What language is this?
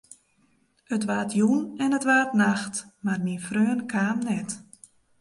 Western Frisian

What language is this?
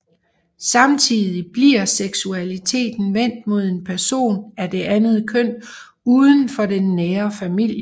Danish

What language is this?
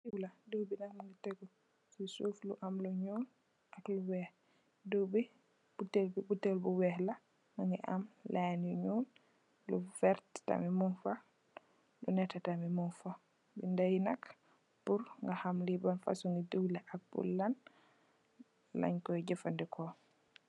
Wolof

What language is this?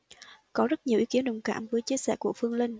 Vietnamese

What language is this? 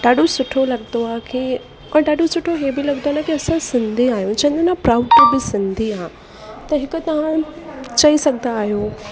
Sindhi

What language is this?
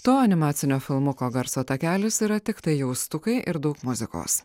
Lithuanian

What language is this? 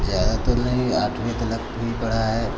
Hindi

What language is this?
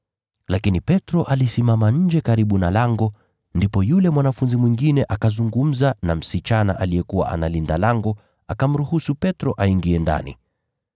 Swahili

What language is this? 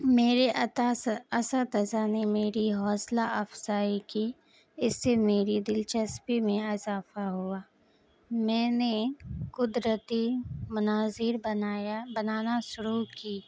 Urdu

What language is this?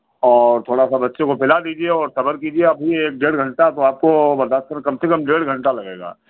Hindi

